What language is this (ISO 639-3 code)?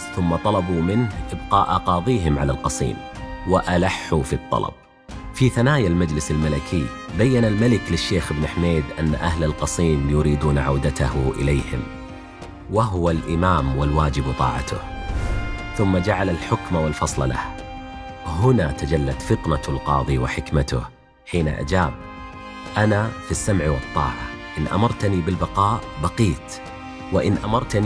ara